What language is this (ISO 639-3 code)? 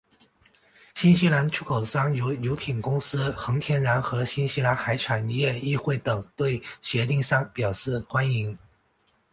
zho